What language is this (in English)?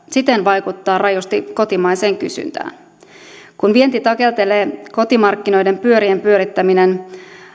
Finnish